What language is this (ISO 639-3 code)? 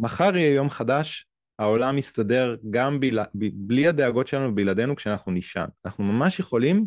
heb